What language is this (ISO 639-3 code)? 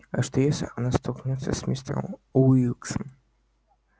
rus